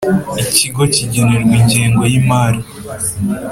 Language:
Kinyarwanda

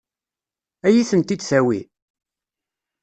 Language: Kabyle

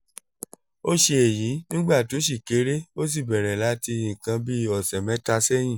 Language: Yoruba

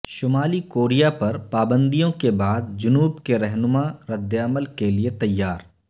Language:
Urdu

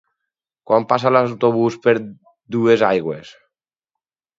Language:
Catalan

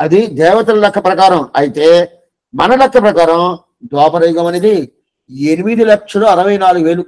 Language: Telugu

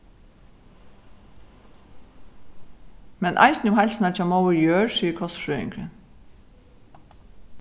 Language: Faroese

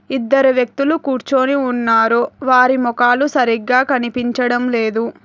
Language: Telugu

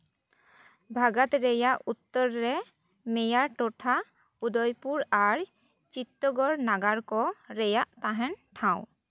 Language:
Santali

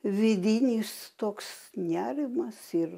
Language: Lithuanian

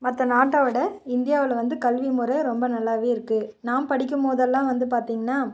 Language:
Tamil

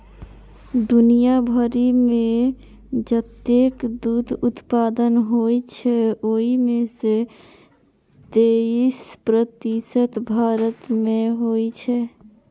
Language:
Maithili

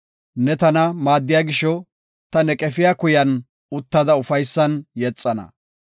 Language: Gofa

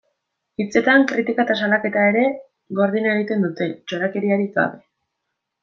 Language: Basque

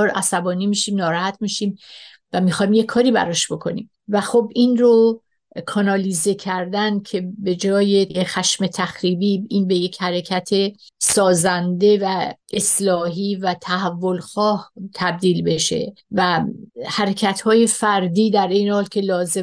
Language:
Persian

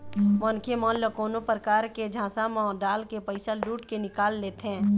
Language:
Chhattisgarhi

